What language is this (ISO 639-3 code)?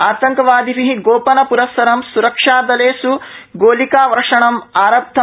san